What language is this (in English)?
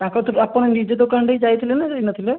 Odia